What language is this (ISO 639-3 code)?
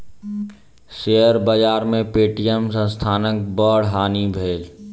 mai